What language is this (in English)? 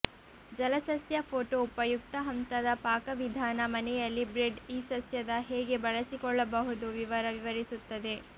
Kannada